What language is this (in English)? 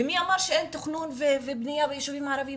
Hebrew